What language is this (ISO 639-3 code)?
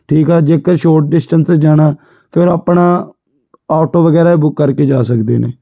pan